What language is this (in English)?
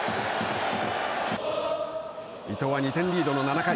Japanese